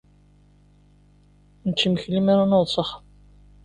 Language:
Kabyle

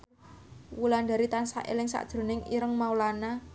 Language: Javanese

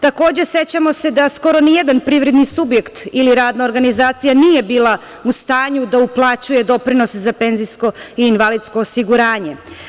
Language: Serbian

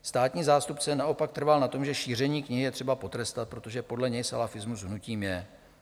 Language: Czech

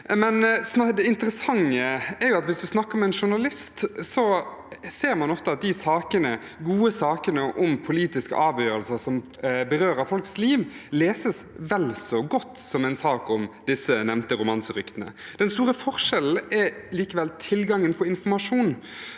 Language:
Norwegian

